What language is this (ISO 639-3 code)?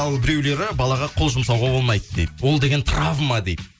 kaz